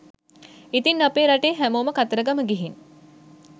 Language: Sinhala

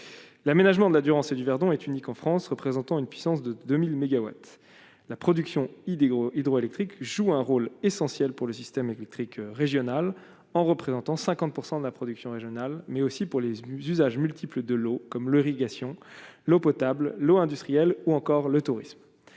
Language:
French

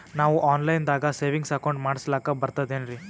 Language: Kannada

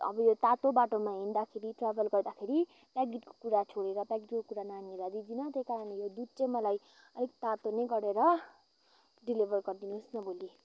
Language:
Nepali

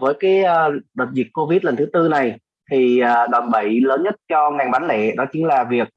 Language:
Vietnamese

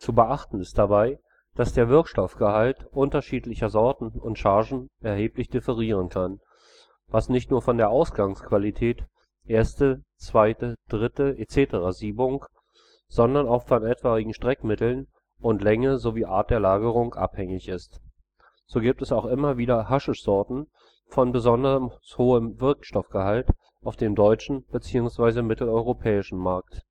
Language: German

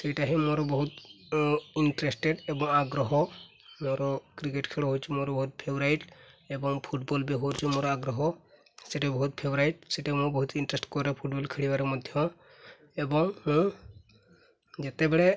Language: Odia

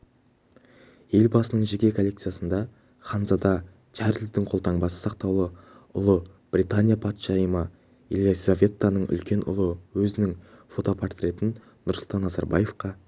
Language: Kazakh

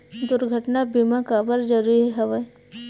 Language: Chhattisgarhi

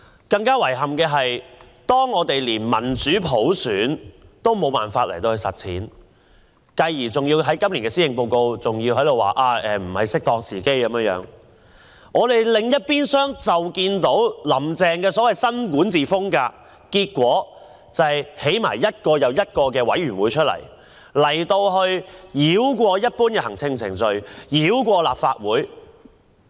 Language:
Cantonese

